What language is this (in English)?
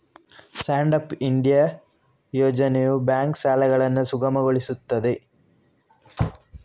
Kannada